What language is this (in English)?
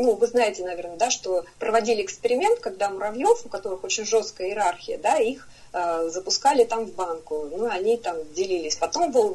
Russian